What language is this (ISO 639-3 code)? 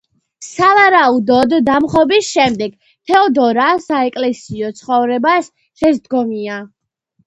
kat